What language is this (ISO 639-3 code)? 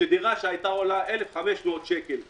heb